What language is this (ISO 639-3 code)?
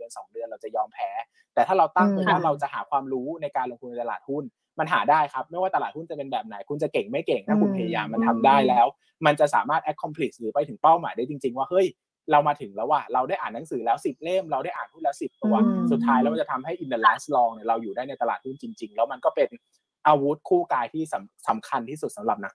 tha